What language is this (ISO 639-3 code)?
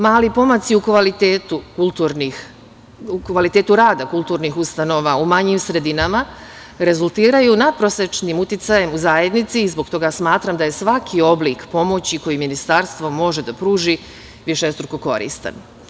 srp